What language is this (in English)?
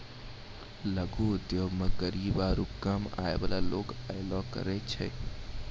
Maithili